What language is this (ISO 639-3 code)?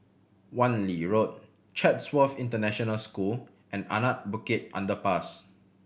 eng